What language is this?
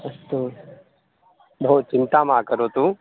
Sanskrit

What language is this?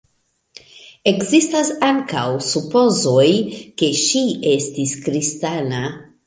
Esperanto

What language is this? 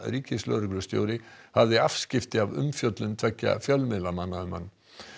Icelandic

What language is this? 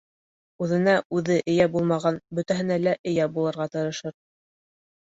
Bashkir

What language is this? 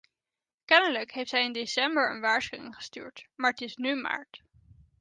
Dutch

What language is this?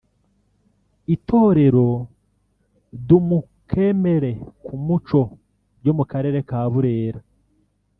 Kinyarwanda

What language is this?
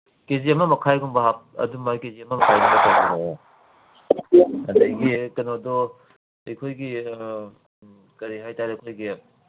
Manipuri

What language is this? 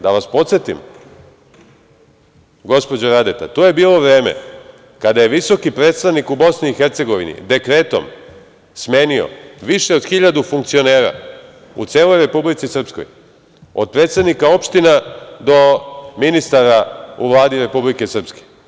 Serbian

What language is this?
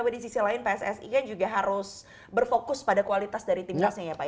Indonesian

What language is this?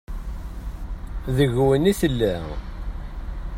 Kabyle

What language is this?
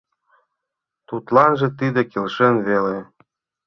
Mari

